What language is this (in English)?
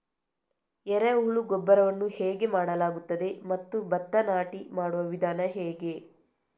Kannada